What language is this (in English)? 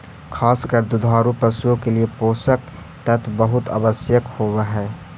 Magahi